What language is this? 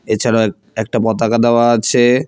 Bangla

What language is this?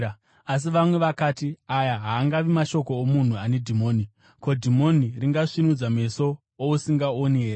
Shona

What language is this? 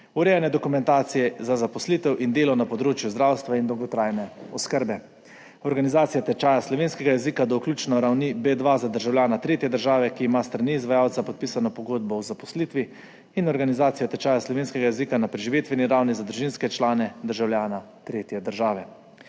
Slovenian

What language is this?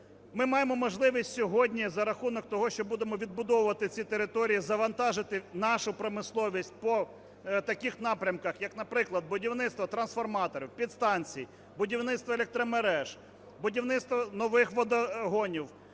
Ukrainian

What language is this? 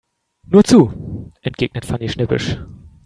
German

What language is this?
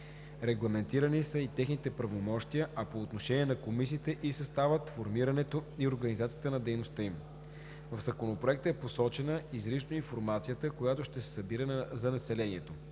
Bulgarian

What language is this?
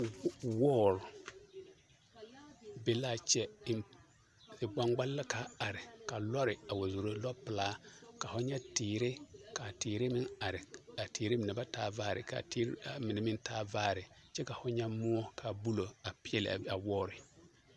Southern Dagaare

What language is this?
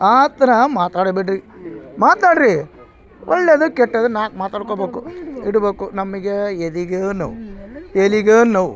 Kannada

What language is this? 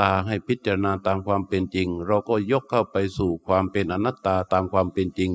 Thai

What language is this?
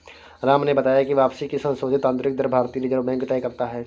Hindi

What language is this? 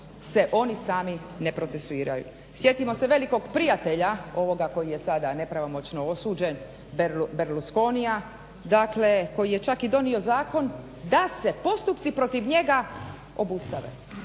Croatian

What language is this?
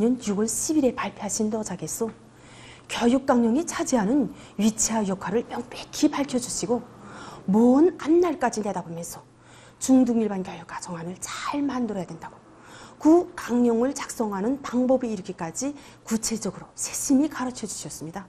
Korean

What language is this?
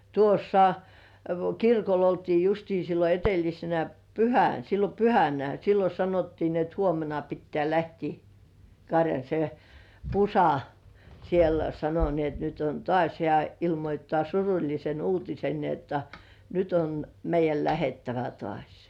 Finnish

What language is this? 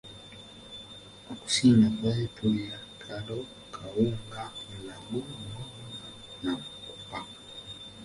Ganda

